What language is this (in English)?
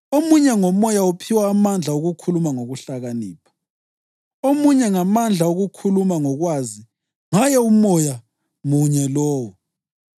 North Ndebele